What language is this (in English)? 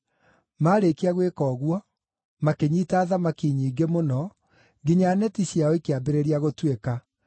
Kikuyu